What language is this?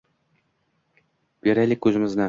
Uzbek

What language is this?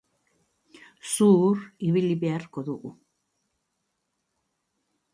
Basque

